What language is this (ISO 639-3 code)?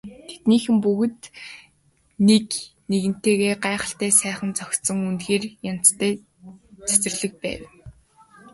mon